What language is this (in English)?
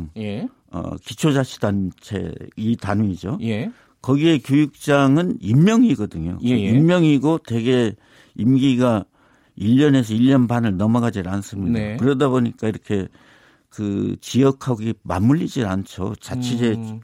Korean